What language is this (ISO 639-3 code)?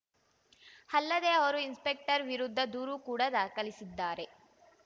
kan